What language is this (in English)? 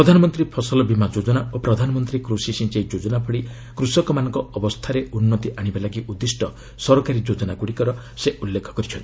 Odia